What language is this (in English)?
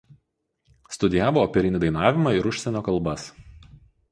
Lithuanian